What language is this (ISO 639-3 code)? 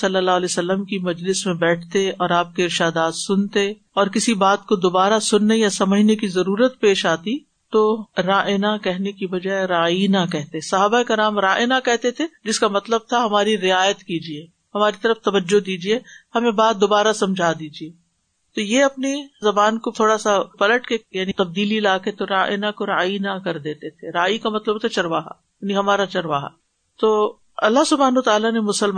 urd